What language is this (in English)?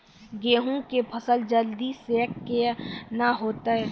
Maithili